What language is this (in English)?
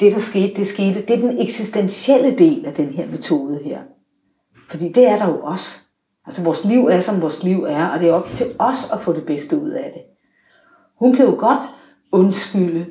Danish